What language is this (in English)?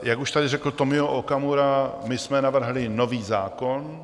Czech